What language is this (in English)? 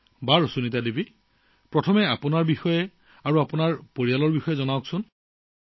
Assamese